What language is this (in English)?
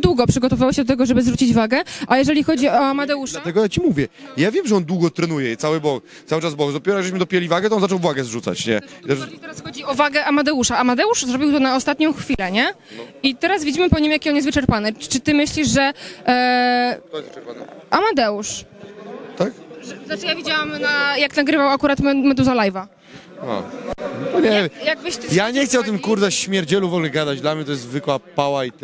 Polish